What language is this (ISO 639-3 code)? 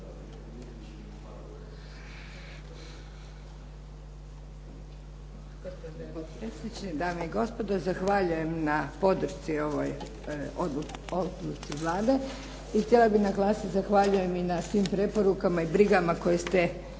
hrv